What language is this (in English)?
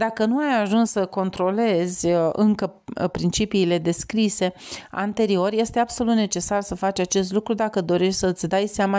Romanian